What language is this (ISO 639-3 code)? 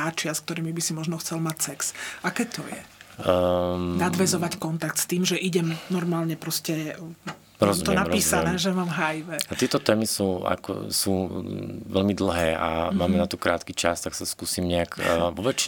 slk